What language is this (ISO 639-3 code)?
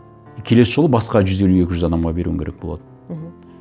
kaz